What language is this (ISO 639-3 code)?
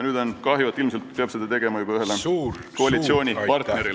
est